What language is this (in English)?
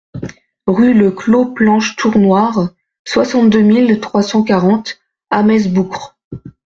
French